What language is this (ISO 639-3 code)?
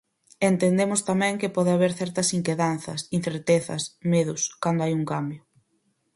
glg